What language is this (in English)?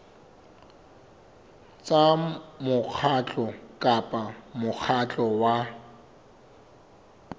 Southern Sotho